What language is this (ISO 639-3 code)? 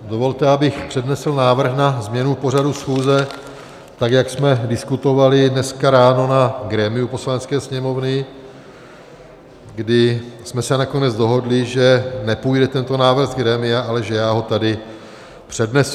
ces